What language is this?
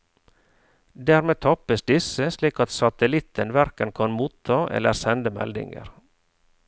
Norwegian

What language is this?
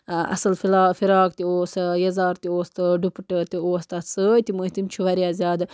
Kashmiri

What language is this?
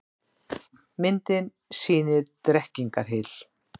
Icelandic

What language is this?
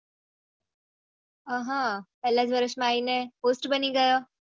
Gujarati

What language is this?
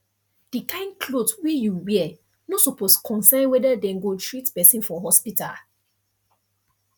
Nigerian Pidgin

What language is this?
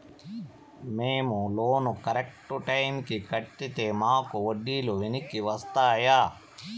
Telugu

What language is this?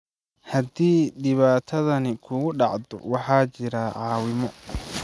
Somali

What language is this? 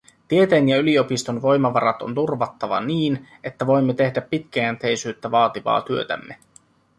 Finnish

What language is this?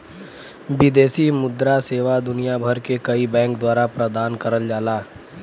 Bhojpuri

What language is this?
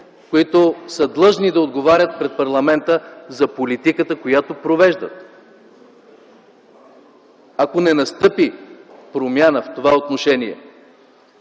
Bulgarian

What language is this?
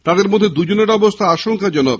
Bangla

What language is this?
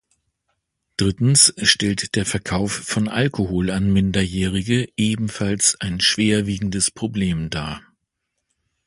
German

